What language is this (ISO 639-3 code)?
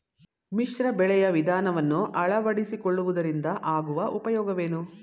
kan